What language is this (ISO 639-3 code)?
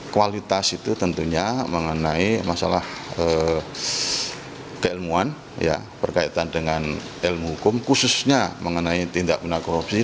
ind